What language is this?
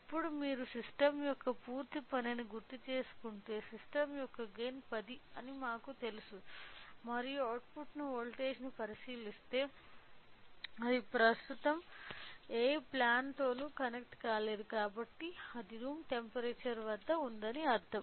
Telugu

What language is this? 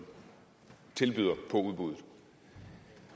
Danish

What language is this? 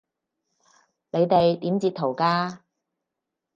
Cantonese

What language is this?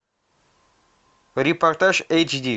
Russian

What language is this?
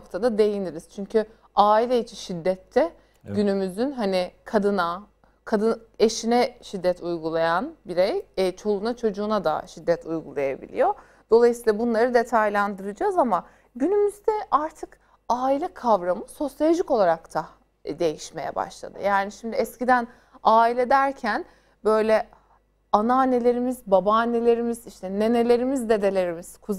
Turkish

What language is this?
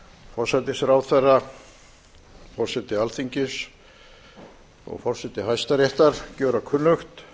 Icelandic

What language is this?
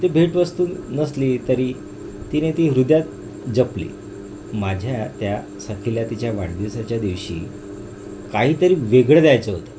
Marathi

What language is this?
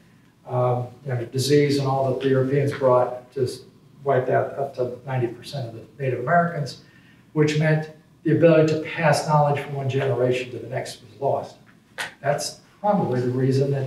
English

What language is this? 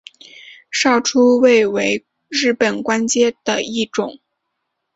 Chinese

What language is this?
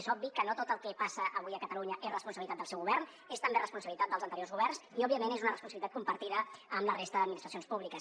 Catalan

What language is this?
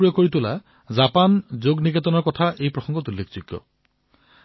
Assamese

